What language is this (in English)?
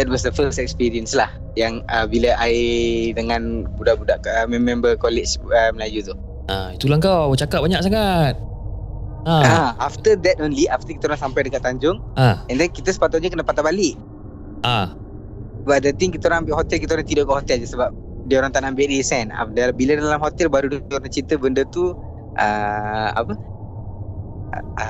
Malay